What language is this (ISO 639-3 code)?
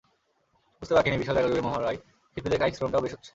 ben